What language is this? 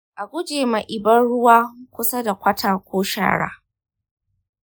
Hausa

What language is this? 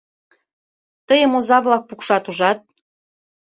Mari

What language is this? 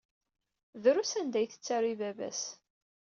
Kabyle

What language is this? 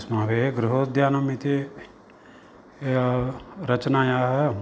Sanskrit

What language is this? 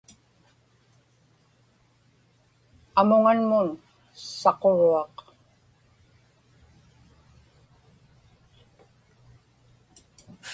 Inupiaq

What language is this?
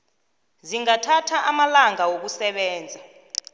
South Ndebele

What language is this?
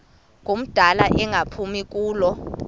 Xhosa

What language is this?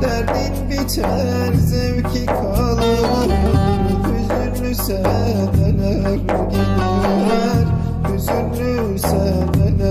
Turkish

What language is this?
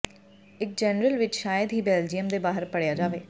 Punjabi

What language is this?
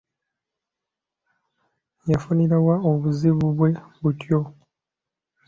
Ganda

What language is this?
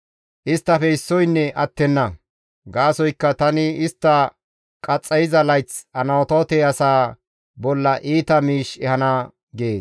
Gamo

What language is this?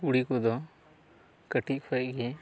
Santali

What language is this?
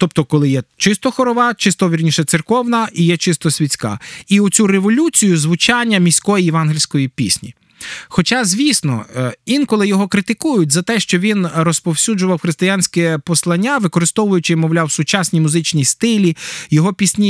Ukrainian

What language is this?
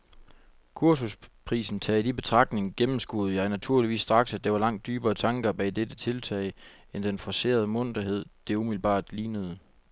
Danish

